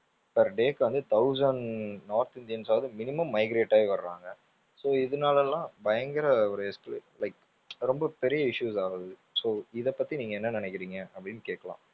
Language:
Tamil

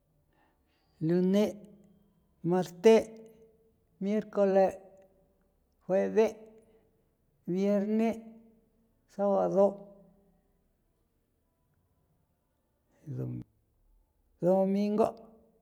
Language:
San Felipe Otlaltepec Popoloca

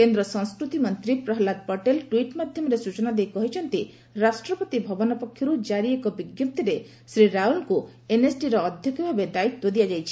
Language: Odia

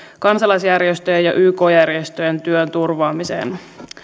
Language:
Finnish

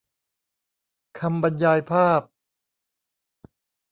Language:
Thai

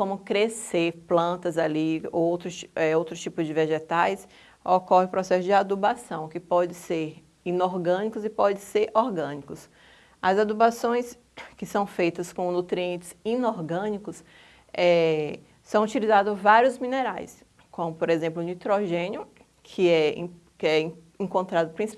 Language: Portuguese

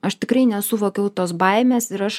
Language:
Lithuanian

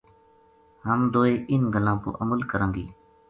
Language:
Gujari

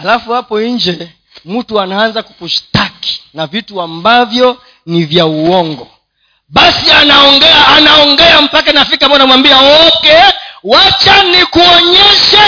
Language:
Swahili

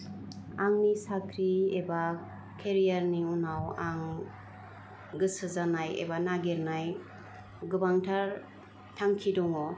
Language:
Bodo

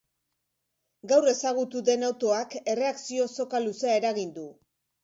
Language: Basque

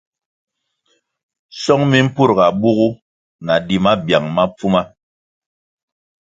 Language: Kwasio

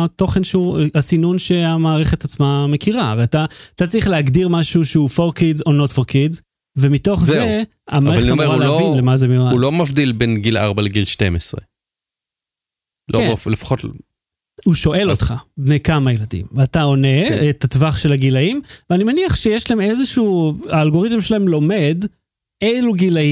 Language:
Hebrew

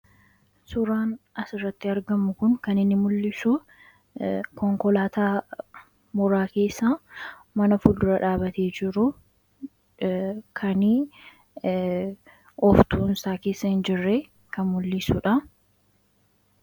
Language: Oromo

